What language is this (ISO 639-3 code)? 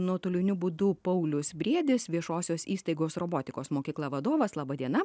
lit